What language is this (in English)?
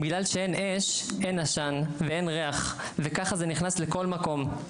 Hebrew